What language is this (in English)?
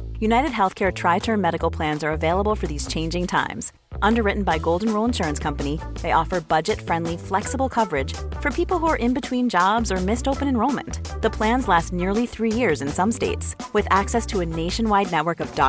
Swedish